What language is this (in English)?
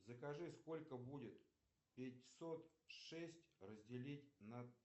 Russian